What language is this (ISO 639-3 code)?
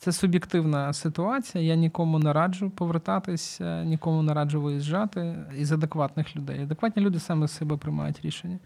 ukr